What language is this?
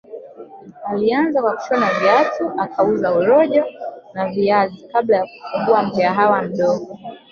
Swahili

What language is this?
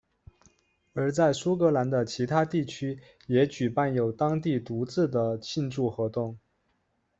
Chinese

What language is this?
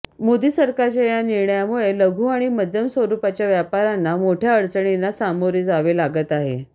Marathi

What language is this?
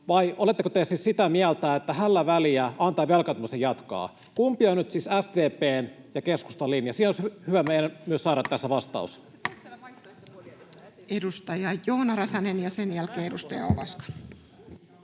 Finnish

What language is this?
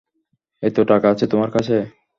Bangla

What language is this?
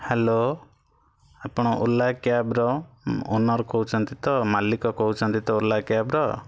Odia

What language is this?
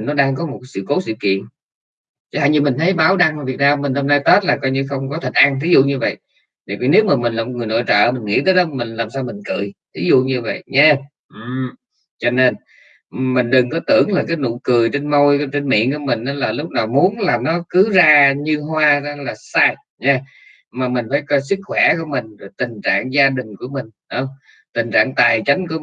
Vietnamese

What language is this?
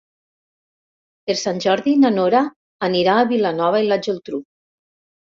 Catalan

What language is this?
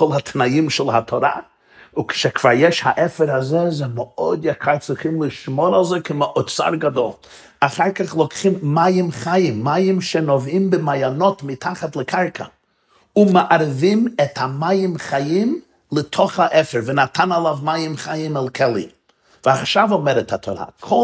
Hebrew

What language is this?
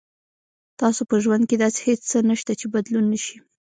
Pashto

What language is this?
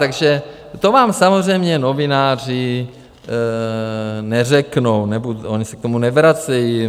Czech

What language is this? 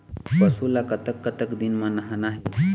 Chhattisgarhi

